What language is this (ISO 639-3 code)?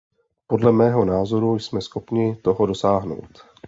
ces